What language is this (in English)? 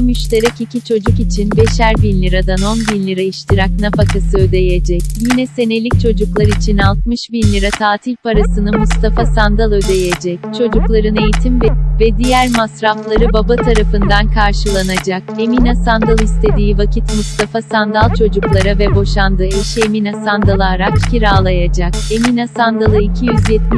Turkish